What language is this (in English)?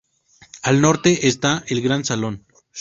Spanish